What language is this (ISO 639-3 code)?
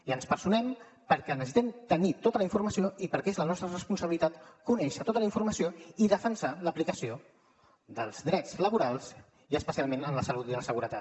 cat